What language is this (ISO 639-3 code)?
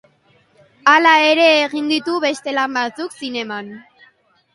eus